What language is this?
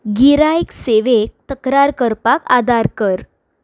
Konkani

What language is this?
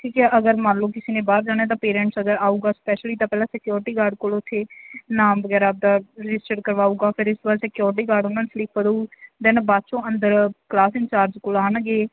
Punjabi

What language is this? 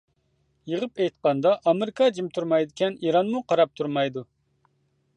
Uyghur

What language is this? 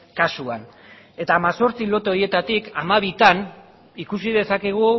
Basque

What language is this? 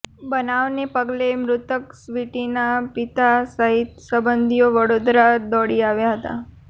Gujarati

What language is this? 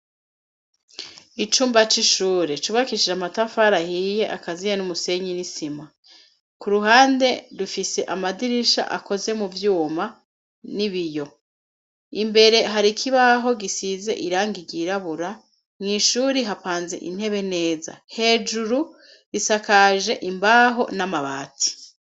Rundi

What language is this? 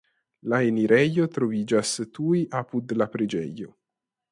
Esperanto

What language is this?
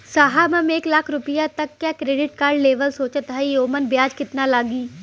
Bhojpuri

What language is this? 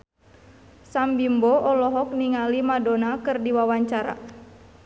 Sundanese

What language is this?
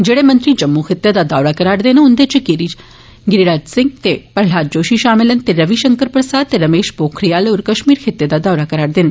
Dogri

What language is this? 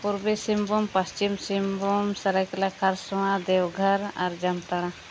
Santali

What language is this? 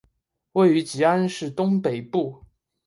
Chinese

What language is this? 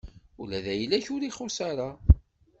Kabyle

